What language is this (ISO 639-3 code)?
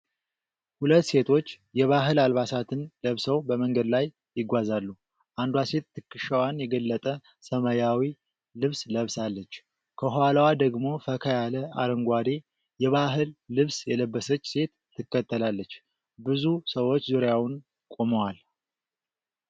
amh